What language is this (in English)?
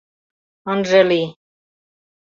Mari